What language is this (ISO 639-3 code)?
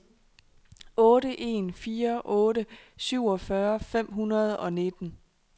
dan